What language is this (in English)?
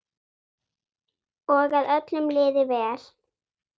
Icelandic